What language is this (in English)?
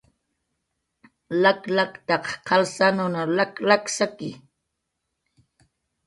Jaqaru